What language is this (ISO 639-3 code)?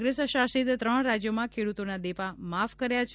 guj